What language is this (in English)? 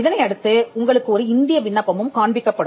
Tamil